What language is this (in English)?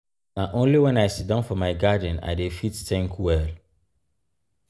Nigerian Pidgin